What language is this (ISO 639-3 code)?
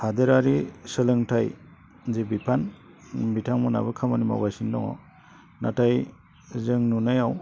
brx